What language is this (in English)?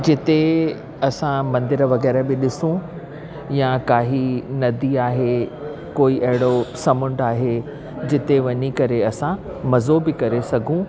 Sindhi